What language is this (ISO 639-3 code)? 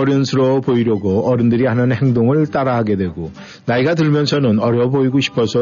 kor